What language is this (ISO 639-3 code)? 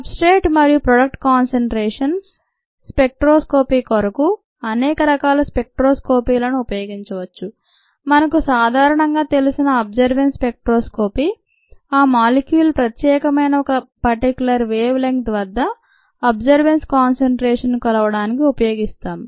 tel